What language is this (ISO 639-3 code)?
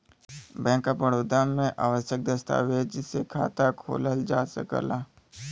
bho